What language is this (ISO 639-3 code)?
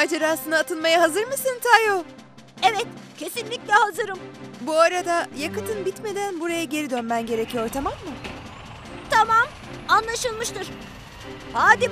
tur